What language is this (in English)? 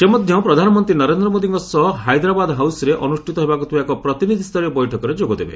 Odia